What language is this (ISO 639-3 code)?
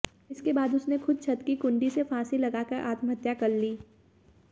hin